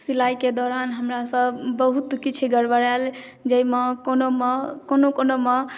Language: Maithili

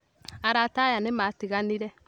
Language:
Kikuyu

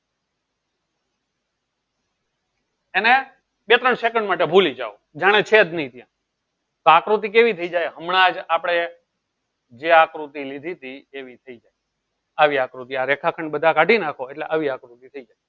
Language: Gujarati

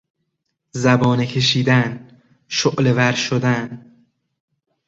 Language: Persian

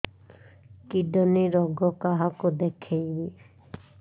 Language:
Odia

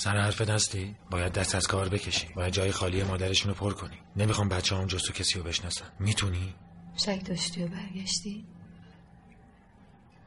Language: Persian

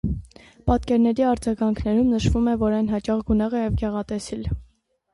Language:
Armenian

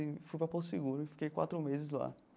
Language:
Portuguese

